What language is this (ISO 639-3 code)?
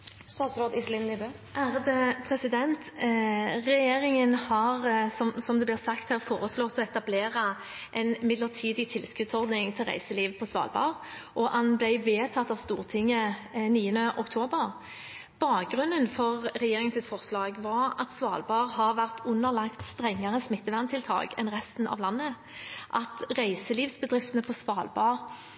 nob